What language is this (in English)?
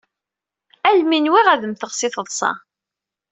Kabyle